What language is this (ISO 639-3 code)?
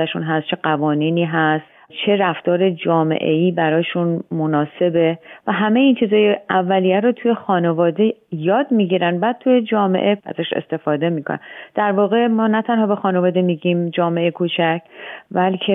fas